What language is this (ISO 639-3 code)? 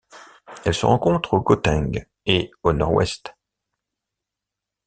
fra